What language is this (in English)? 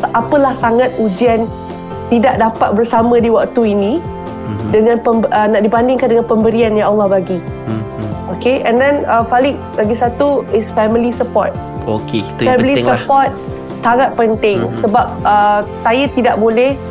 Malay